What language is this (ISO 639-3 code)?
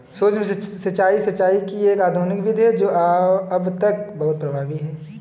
hin